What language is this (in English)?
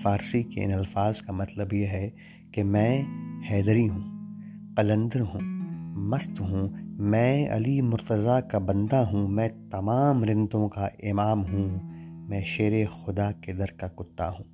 Urdu